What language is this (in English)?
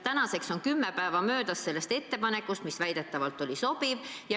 Estonian